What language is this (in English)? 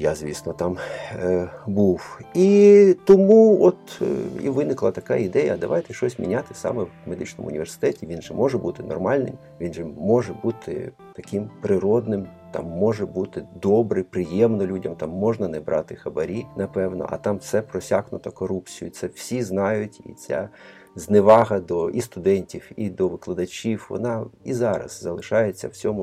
Ukrainian